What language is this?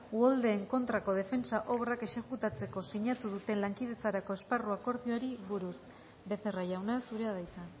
Basque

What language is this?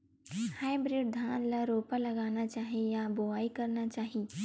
Chhattisgarhi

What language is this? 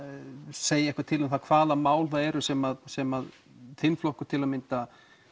Icelandic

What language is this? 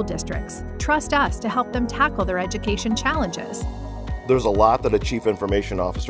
English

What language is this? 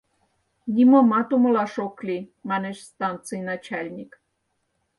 Mari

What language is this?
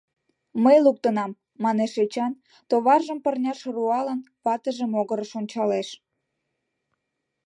Mari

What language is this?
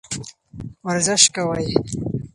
Pashto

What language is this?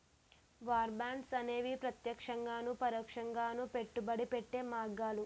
Telugu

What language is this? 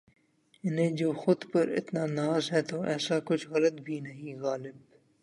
Urdu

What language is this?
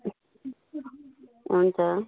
Nepali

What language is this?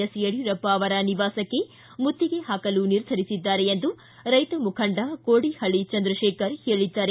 Kannada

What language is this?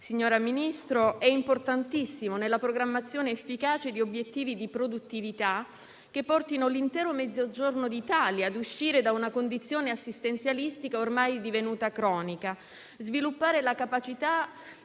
Italian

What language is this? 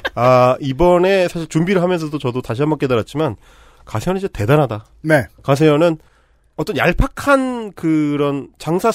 Korean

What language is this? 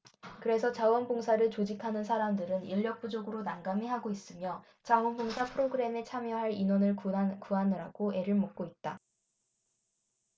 Korean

